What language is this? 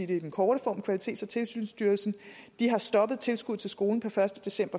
Danish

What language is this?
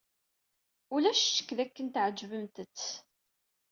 Kabyle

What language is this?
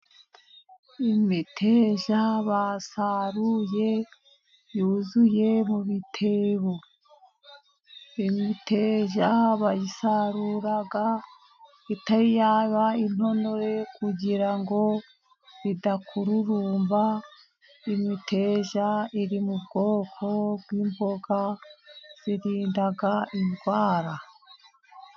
Kinyarwanda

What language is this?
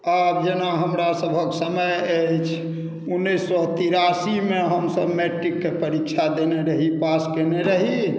Maithili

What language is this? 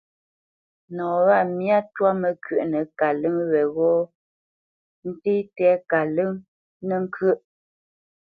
Bamenyam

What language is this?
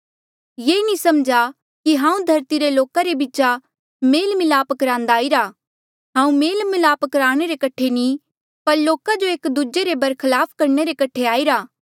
Mandeali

